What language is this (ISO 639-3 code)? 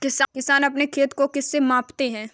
hin